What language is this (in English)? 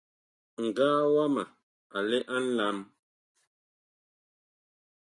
Bakoko